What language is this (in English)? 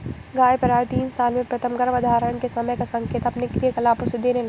Hindi